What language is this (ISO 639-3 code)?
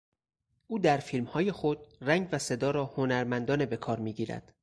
fas